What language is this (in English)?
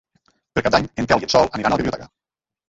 Catalan